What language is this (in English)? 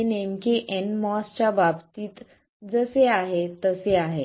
Marathi